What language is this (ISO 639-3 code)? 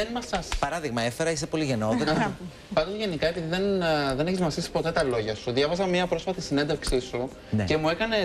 ell